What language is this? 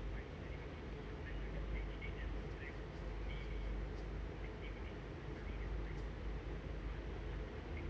English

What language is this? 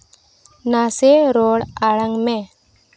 Santali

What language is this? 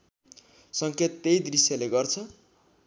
Nepali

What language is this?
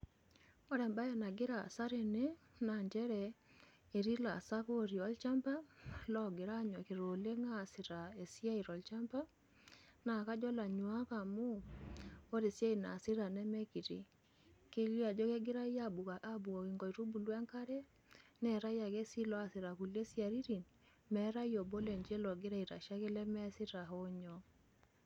Masai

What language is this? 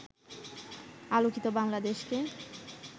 Bangla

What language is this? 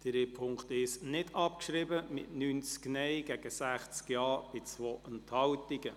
Swiss German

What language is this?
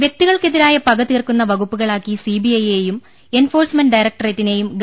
Malayalam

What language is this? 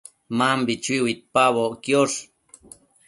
Matsés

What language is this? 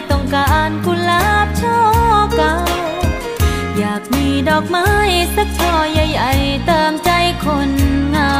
Thai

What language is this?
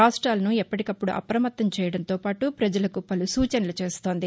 Telugu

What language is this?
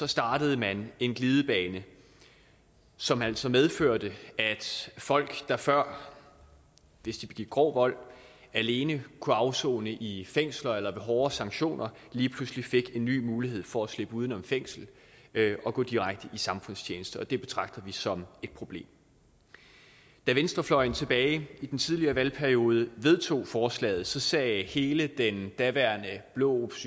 Danish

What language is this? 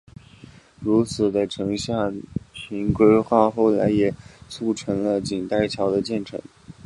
Chinese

